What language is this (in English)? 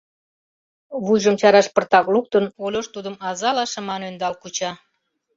Mari